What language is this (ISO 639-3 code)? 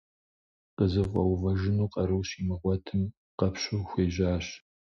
kbd